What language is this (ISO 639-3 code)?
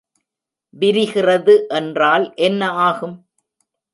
tam